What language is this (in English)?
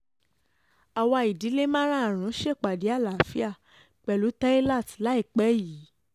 Yoruba